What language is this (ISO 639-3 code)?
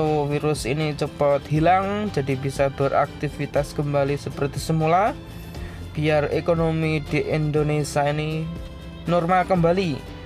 ind